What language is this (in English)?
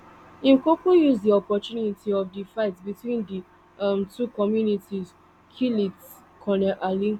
Nigerian Pidgin